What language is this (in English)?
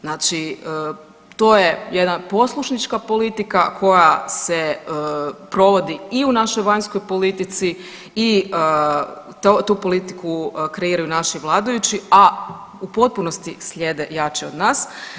Croatian